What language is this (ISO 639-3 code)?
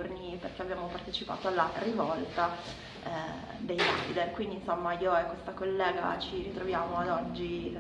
ita